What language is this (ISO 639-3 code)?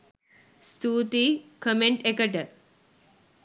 sin